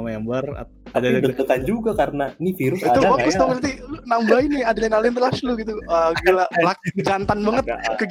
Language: Indonesian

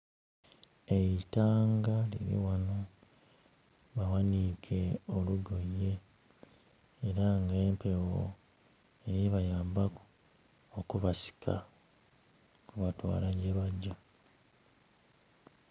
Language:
Soga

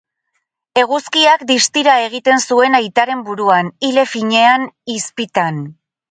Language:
Basque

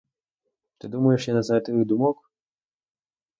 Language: Ukrainian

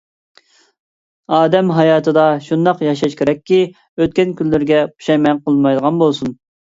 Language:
Uyghur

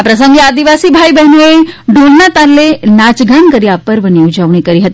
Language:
Gujarati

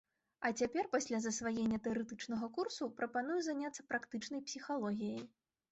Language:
Belarusian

